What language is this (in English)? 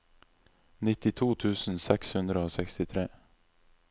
Norwegian